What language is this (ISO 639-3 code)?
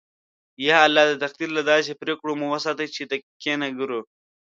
pus